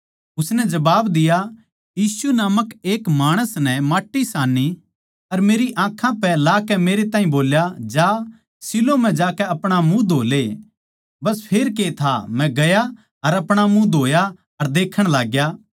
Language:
Haryanvi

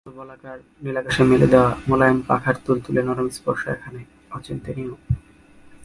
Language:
Bangla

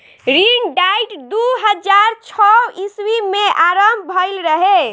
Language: Bhojpuri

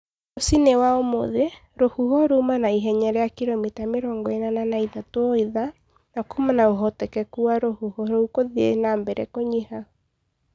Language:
Kikuyu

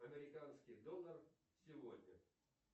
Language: Russian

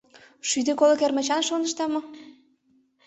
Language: Mari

